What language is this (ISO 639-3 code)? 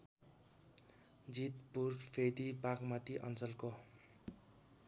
nep